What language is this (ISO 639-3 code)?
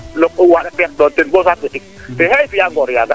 srr